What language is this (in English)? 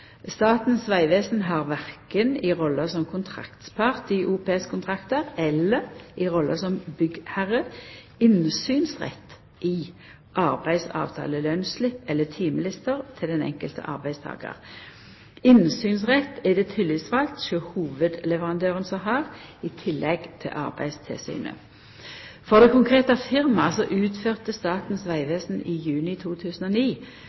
Norwegian Nynorsk